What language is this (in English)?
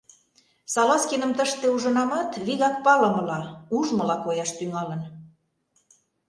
Mari